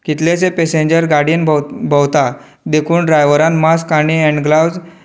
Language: Konkani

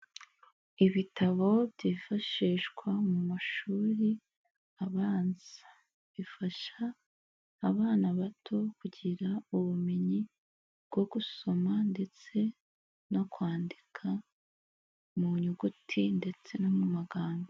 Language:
Kinyarwanda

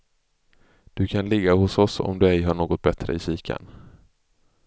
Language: Swedish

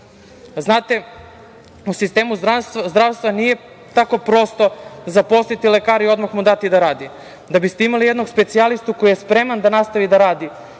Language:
Serbian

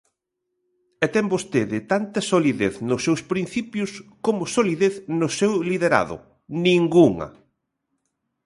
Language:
Galician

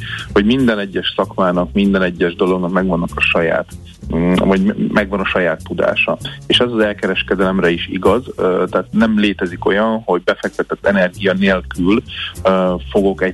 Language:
Hungarian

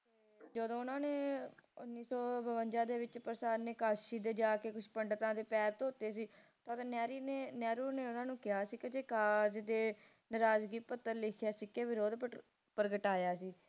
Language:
Punjabi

